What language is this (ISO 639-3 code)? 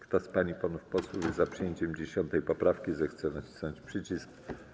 pol